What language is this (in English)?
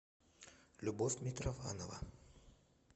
Russian